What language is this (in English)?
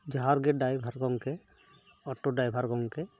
Santali